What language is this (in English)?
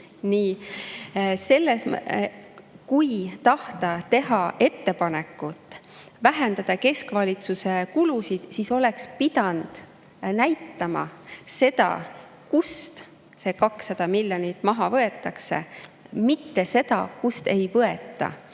Estonian